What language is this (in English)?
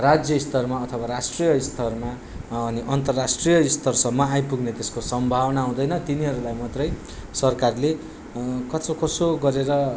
Nepali